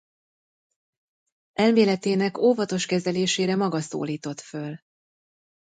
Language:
Hungarian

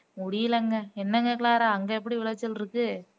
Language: Tamil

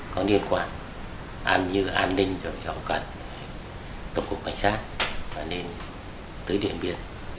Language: Vietnamese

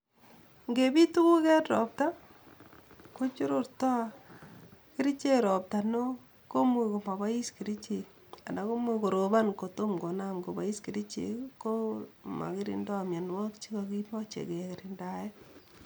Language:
Kalenjin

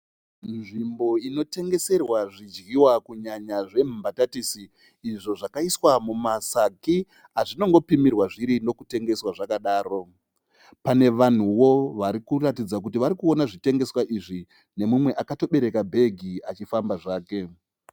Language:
Shona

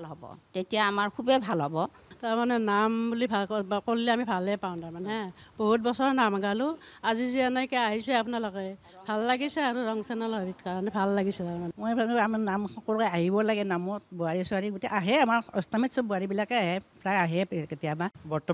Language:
Thai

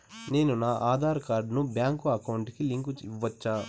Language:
Telugu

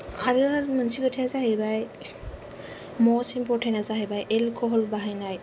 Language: Bodo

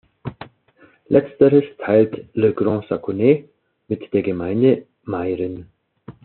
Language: German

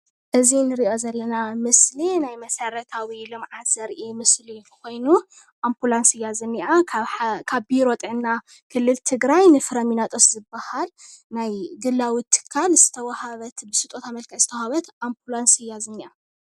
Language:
Tigrinya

